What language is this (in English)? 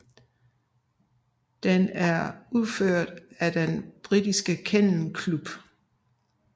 Danish